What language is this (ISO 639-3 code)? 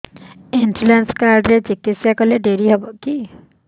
ori